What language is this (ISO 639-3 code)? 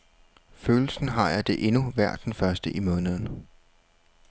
dan